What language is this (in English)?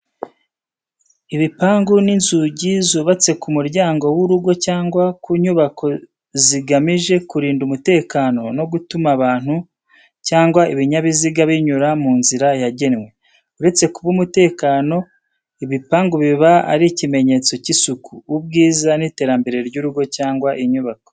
Kinyarwanda